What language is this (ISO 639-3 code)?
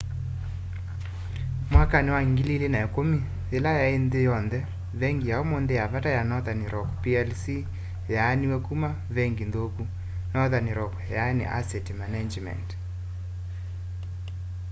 kam